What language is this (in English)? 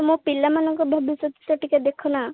Odia